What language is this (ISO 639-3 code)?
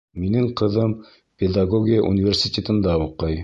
bak